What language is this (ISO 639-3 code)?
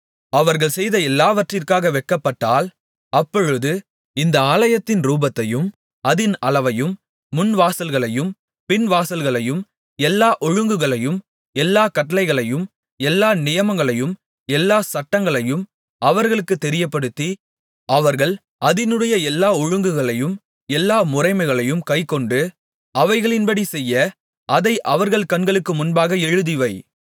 tam